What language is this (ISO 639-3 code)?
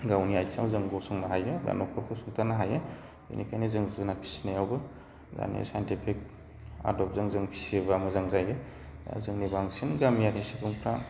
brx